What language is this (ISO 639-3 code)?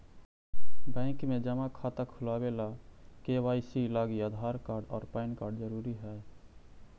mag